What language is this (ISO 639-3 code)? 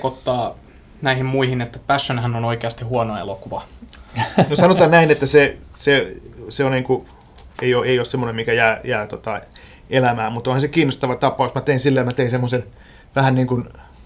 fin